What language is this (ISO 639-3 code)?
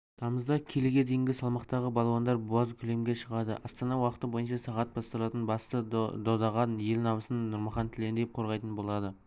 kaz